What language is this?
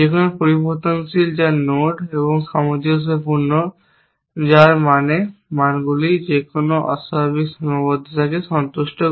Bangla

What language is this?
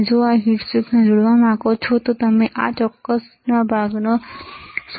Gujarati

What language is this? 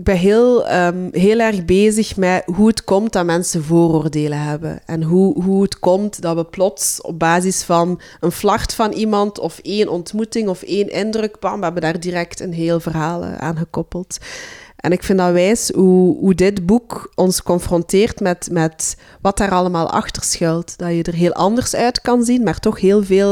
Dutch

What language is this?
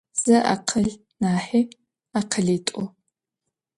Adyghe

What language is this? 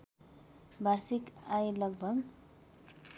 Nepali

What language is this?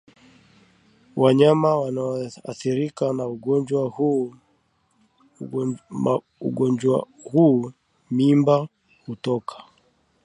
Swahili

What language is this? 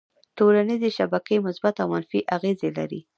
Pashto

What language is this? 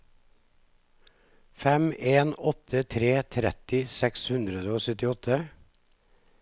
Norwegian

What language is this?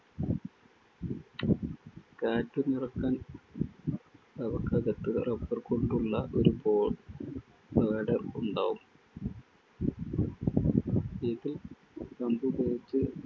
Malayalam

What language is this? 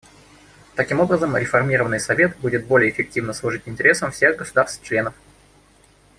Russian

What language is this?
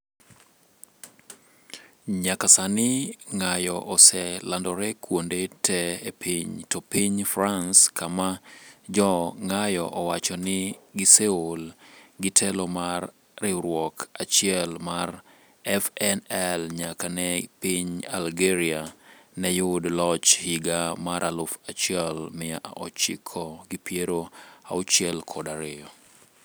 Luo (Kenya and Tanzania)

